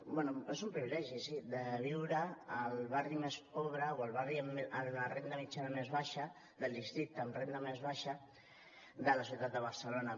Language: Catalan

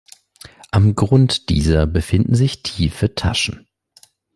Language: German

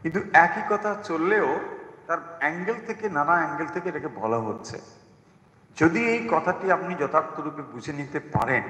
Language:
Bangla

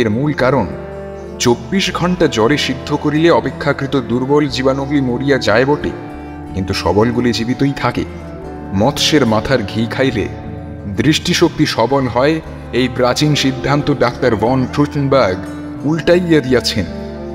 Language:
Bangla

